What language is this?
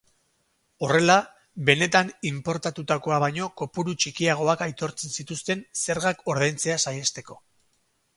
Basque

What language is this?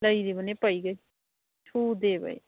Manipuri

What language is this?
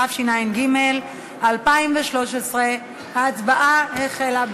Hebrew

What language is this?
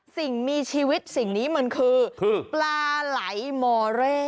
Thai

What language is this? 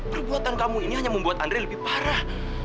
Indonesian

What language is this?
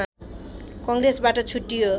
Nepali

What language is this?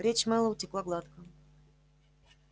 Russian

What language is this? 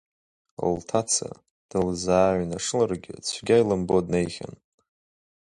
Abkhazian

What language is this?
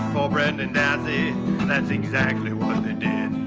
English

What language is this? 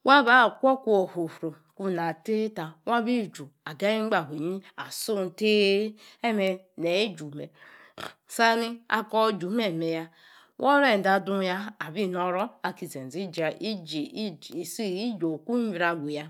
Yace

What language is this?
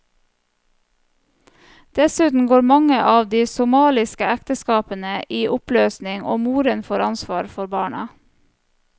Norwegian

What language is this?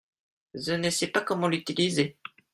French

